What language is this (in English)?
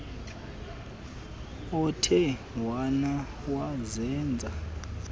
Xhosa